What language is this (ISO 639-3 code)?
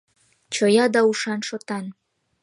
chm